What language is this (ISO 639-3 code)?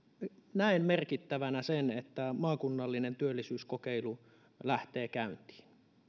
fin